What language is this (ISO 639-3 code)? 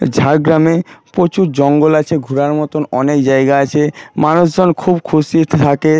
ben